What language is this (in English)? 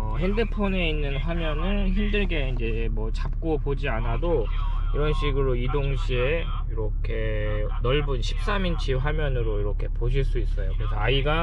Korean